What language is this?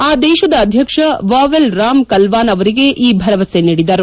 Kannada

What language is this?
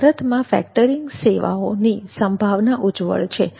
Gujarati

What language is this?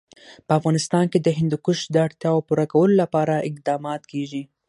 Pashto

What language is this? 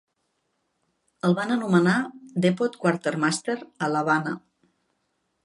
Catalan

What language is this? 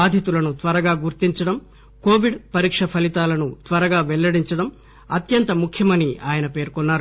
Telugu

